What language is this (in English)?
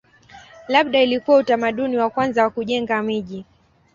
Swahili